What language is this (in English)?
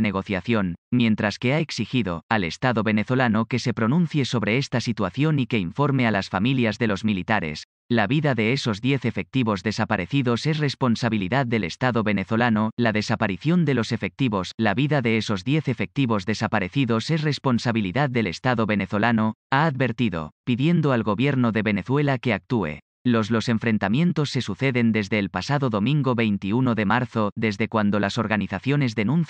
Spanish